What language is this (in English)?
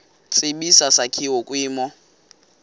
Xhosa